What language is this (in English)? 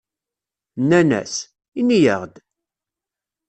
Kabyle